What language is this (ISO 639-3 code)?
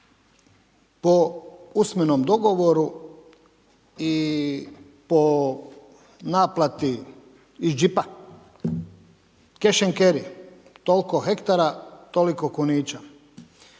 hrv